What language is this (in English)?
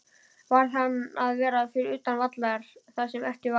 Icelandic